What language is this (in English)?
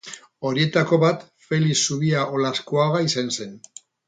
Basque